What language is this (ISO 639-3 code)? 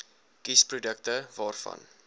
afr